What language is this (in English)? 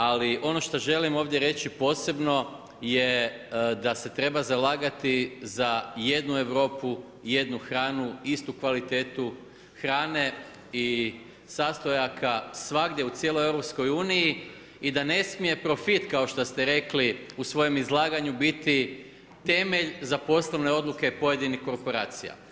Croatian